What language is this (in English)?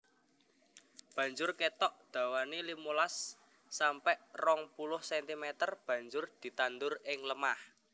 Javanese